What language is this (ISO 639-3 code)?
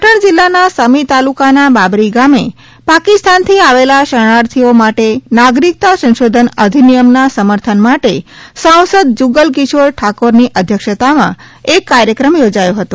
guj